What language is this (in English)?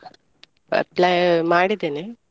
Kannada